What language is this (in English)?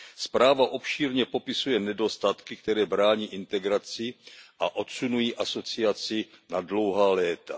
Czech